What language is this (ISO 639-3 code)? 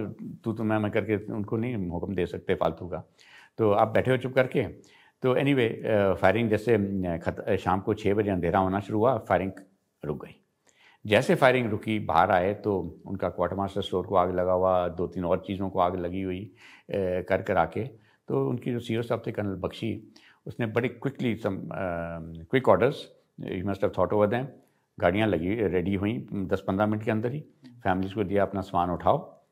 hin